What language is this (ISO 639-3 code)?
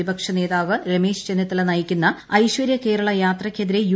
mal